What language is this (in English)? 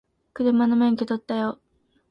Japanese